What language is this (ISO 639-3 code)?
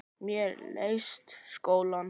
isl